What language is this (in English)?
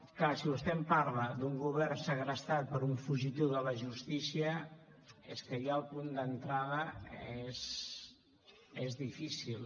Catalan